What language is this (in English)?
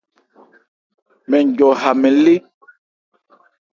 Ebrié